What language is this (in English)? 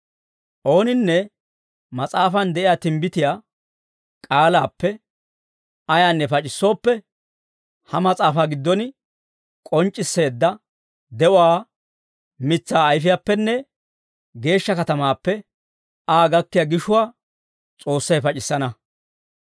Dawro